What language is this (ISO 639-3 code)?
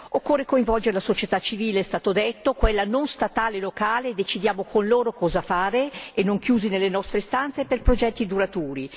ita